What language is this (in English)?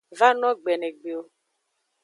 Aja (Benin)